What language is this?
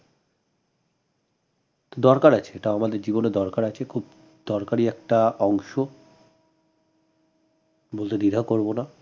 Bangla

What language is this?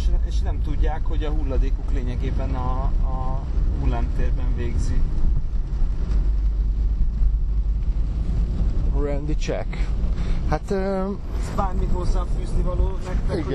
Hungarian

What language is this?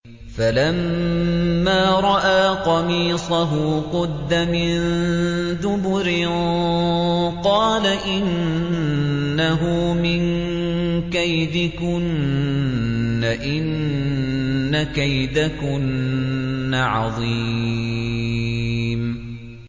Arabic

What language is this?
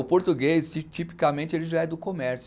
Portuguese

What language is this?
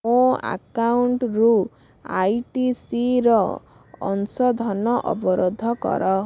Odia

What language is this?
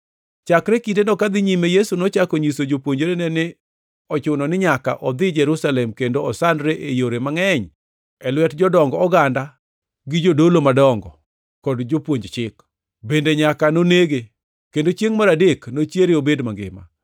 Luo (Kenya and Tanzania)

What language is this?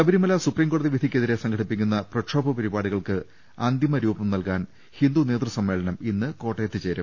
Malayalam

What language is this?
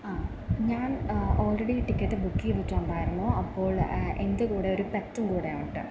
Malayalam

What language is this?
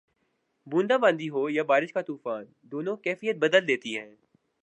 Urdu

